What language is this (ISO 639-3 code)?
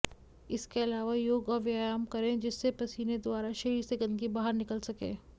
hin